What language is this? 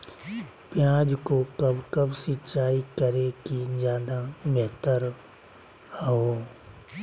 Magahi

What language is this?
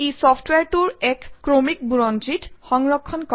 Assamese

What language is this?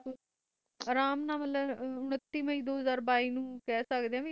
Punjabi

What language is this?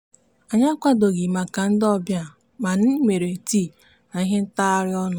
Igbo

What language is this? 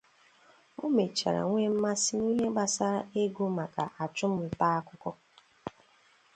Igbo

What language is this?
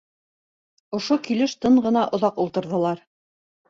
Bashkir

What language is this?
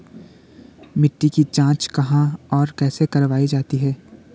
Hindi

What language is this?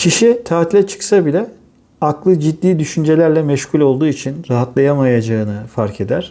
Turkish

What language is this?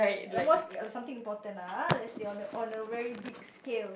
English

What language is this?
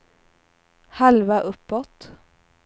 Swedish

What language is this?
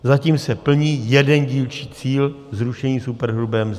Czech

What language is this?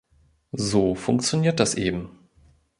German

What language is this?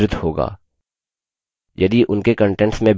Hindi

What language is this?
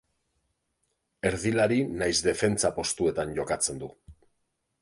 Basque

